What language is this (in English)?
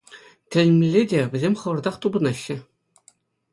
Chuvash